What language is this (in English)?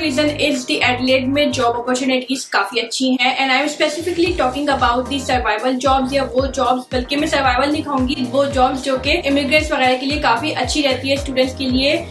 Hindi